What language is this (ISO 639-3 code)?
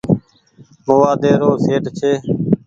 gig